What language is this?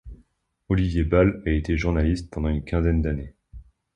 French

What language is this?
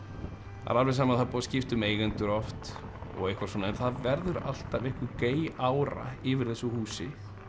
Icelandic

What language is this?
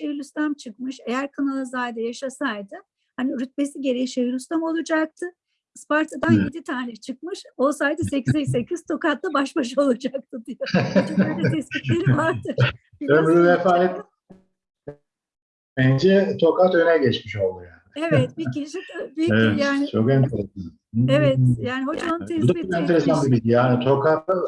Turkish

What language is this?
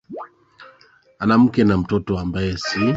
Swahili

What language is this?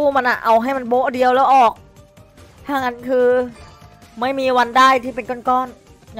Thai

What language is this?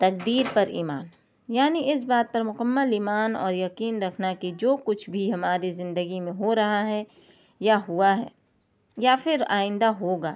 Urdu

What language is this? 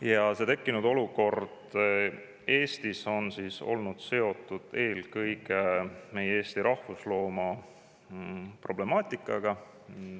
Estonian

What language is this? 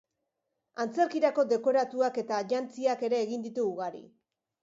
Basque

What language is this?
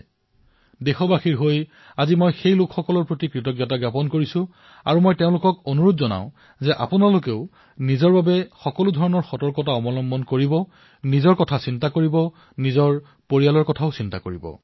Assamese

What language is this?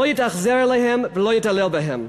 Hebrew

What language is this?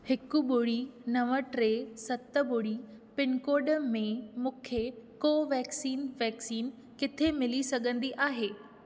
Sindhi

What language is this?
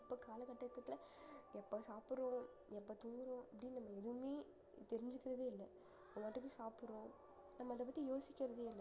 Tamil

